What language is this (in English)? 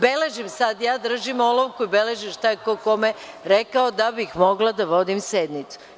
Serbian